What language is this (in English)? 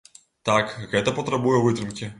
Belarusian